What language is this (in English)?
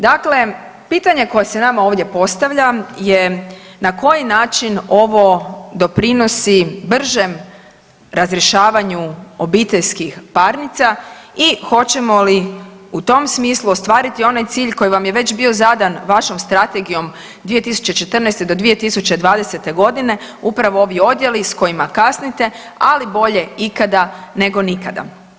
Croatian